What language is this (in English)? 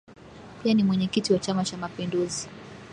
Swahili